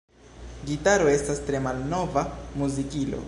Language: Esperanto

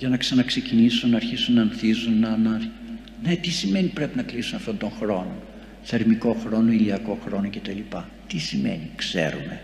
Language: Greek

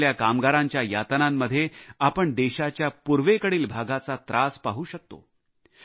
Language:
Marathi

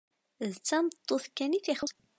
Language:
Kabyle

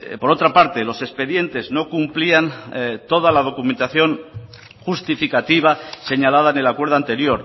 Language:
Spanish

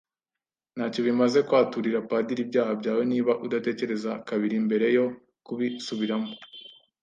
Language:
Kinyarwanda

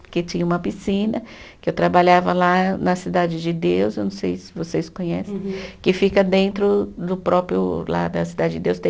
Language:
Portuguese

